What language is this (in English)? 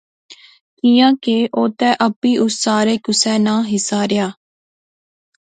Pahari-Potwari